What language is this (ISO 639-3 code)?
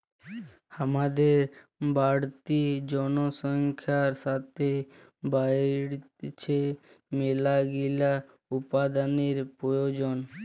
ben